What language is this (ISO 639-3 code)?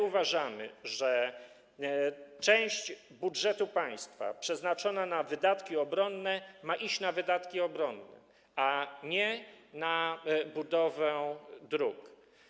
pol